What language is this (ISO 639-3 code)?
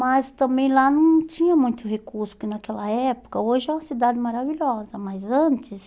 por